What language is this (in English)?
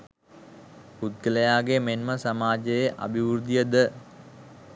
Sinhala